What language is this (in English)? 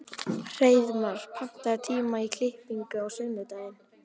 Icelandic